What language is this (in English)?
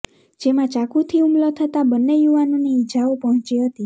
Gujarati